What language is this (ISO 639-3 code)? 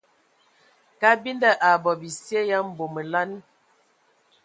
ewo